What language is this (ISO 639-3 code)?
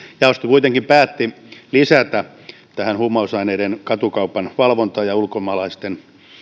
fin